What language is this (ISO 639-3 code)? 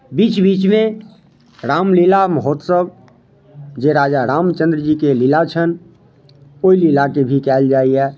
mai